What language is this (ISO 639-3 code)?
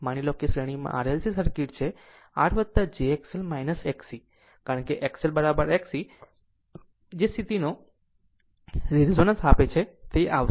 guj